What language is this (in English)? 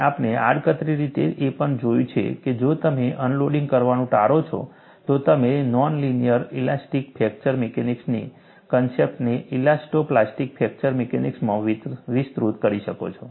Gujarati